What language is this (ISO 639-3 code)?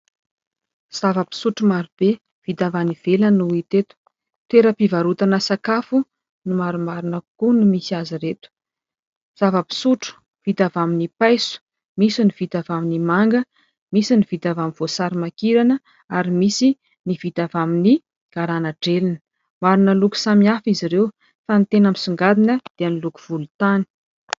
mlg